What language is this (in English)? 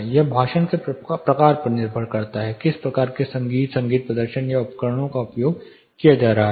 Hindi